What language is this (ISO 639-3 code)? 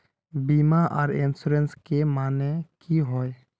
mag